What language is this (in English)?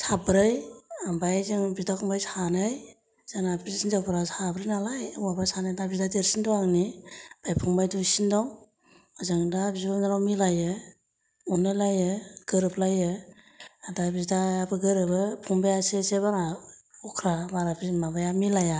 Bodo